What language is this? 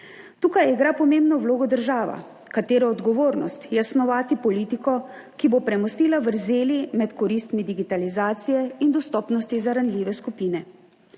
Slovenian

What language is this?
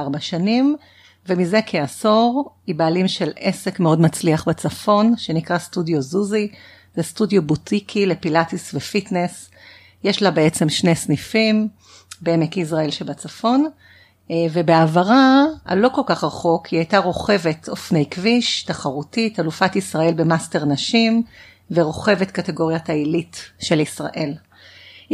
Hebrew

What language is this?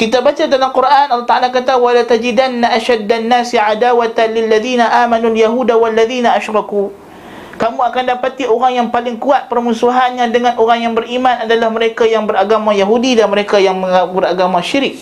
Malay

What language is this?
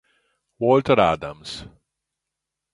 Italian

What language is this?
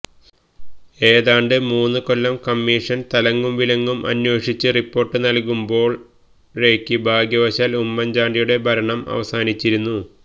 Malayalam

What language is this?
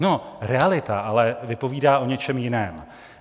Czech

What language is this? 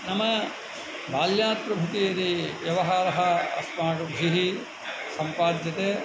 Sanskrit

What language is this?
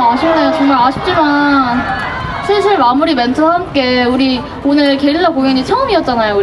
Korean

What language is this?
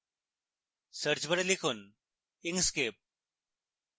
Bangla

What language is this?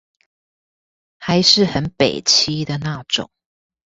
Chinese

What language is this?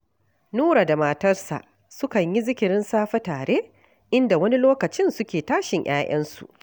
Hausa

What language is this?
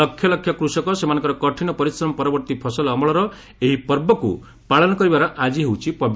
Odia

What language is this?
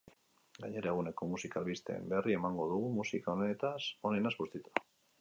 Basque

